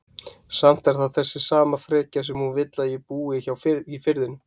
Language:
Icelandic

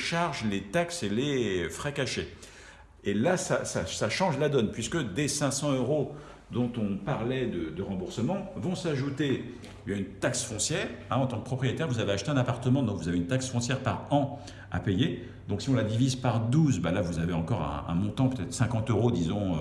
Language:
French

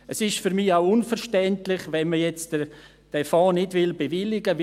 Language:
Swiss German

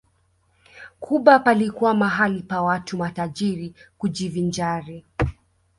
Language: Swahili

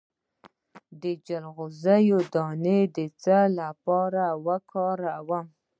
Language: Pashto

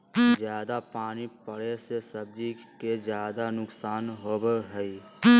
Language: Magahi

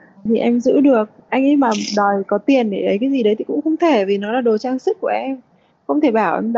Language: Vietnamese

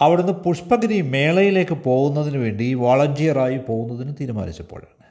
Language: Malayalam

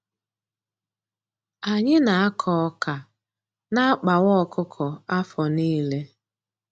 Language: Igbo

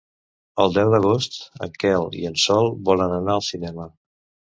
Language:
Catalan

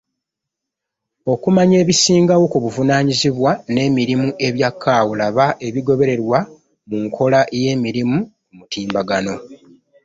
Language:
Ganda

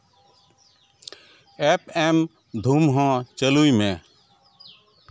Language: Santali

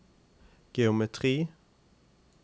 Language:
Norwegian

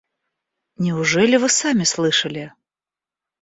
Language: Russian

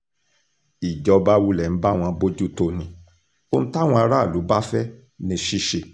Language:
Yoruba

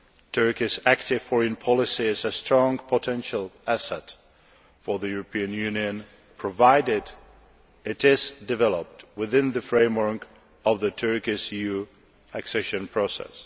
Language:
English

